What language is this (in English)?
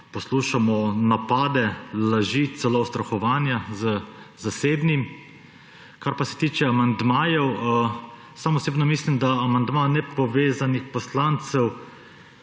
Slovenian